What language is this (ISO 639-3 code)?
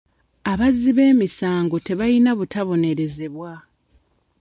lug